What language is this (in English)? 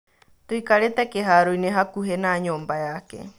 Kikuyu